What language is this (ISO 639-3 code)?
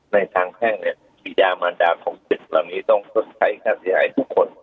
tha